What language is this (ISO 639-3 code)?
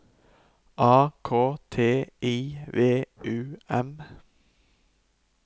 nor